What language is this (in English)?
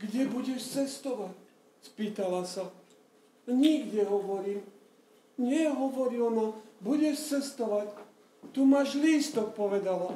Polish